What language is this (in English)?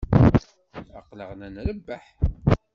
Kabyle